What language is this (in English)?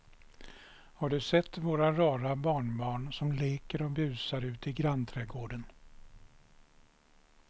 Swedish